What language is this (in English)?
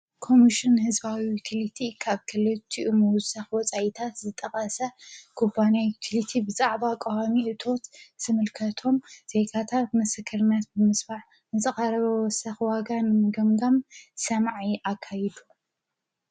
Tigrinya